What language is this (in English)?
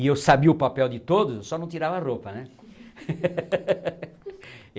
Portuguese